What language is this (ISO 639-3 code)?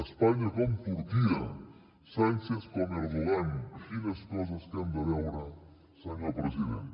cat